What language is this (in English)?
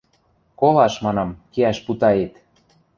Western Mari